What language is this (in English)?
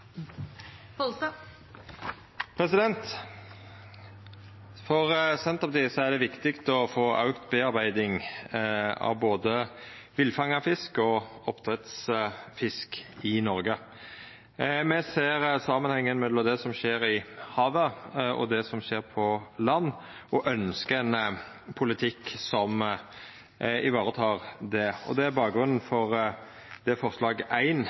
Norwegian Nynorsk